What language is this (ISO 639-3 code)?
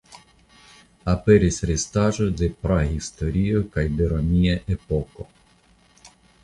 epo